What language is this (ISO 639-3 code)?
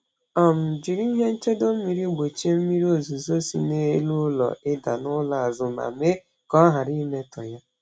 ibo